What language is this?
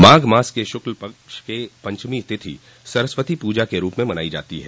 Hindi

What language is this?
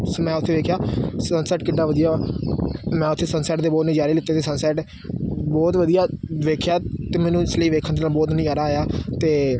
Punjabi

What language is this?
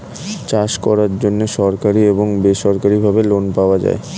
Bangla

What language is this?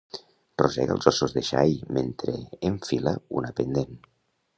Catalan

